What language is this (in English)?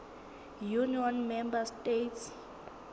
Southern Sotho